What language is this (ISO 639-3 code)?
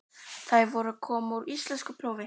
isl